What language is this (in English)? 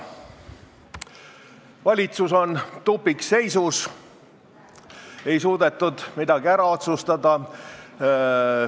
Estonian